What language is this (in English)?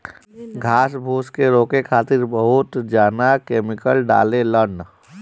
Bhojpuri